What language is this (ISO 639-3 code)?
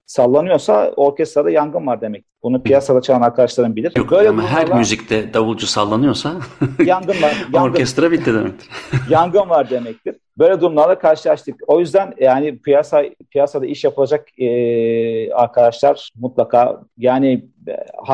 tur